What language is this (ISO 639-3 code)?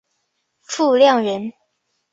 zho